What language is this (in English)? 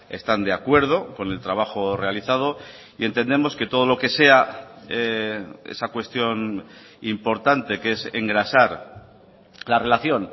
Spanish